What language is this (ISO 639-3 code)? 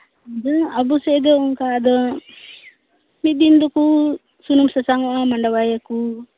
sat